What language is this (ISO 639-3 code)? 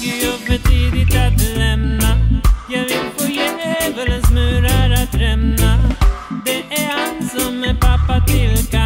swe